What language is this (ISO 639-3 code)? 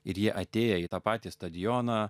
lit